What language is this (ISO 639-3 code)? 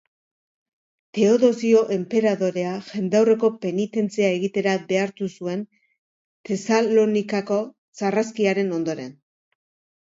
eus